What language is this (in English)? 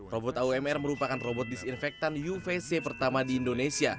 Indonesian